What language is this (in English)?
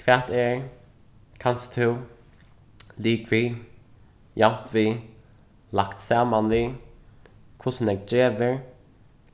Faroese